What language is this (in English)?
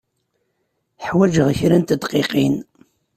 Kabyle